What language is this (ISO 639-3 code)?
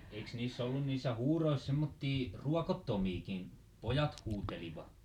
fin